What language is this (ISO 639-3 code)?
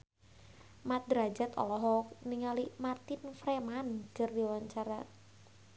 sun